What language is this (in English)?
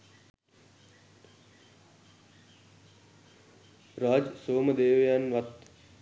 Sinhala